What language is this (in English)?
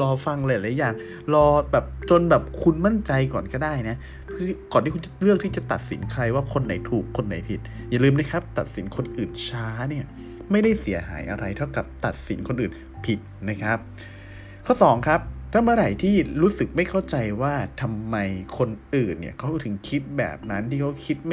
Thai